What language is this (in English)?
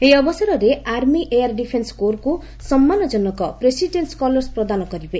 Odia